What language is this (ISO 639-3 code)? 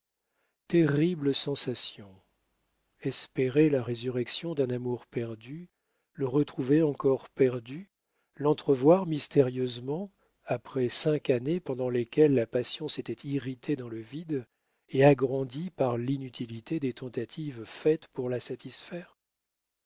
fra